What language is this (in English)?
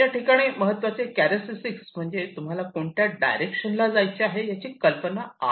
Marathi